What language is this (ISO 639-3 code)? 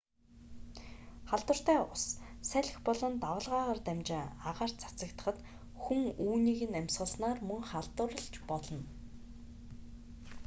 mon